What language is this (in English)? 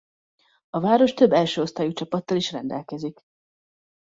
Hungarian